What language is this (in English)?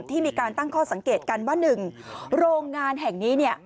Thai